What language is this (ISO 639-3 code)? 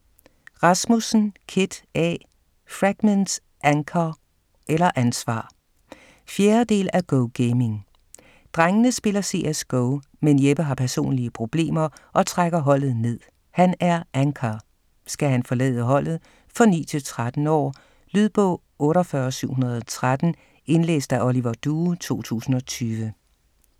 dan